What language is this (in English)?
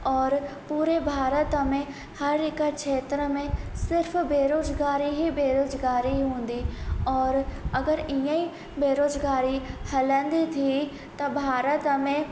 Sindhi